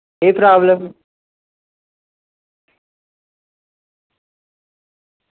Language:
Dogri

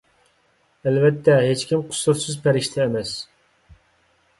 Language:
Uyghur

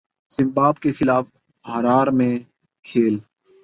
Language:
Urdu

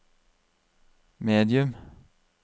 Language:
Norwegian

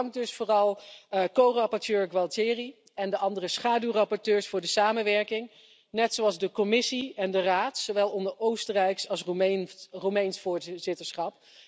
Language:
Dutch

